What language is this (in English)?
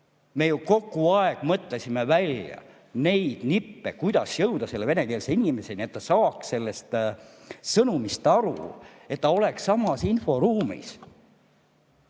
Estonian